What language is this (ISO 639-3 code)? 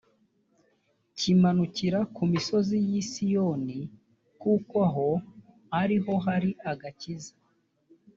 kin